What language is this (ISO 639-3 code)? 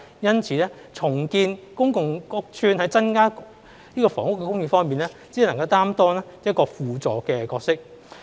yue